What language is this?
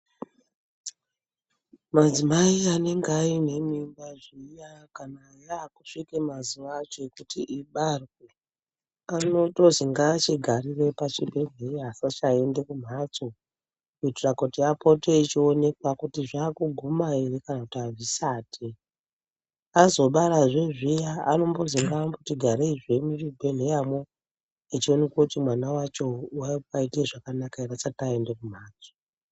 Ndau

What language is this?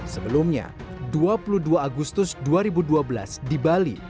Indonesian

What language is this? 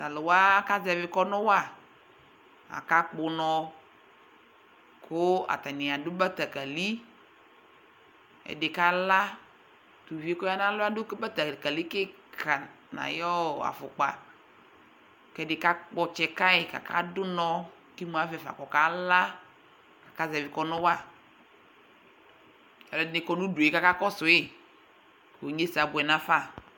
Ikposo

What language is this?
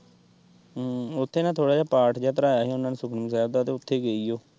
Punjabi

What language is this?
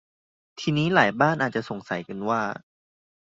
Thai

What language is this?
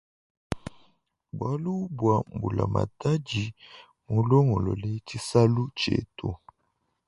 Luba-Lulua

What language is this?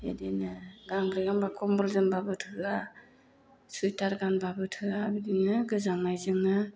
Bodo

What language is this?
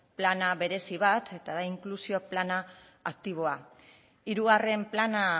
Basque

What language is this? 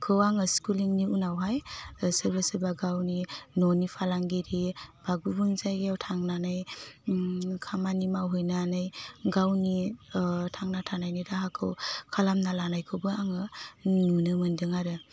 Bodo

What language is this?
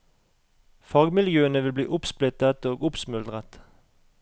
Norwegian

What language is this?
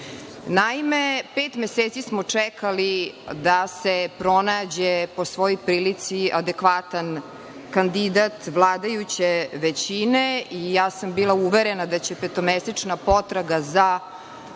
Serbian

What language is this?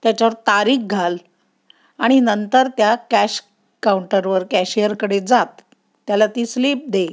Marathi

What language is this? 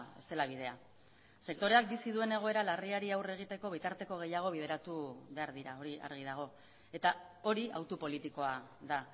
Basque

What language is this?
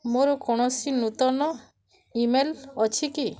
Odia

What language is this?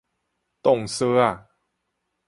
Min Nan Chinese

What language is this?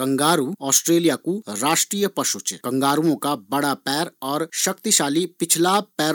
Garhwali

